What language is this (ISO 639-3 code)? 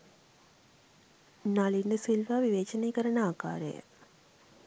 sin